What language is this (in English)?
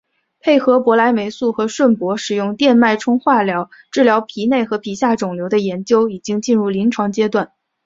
Chinese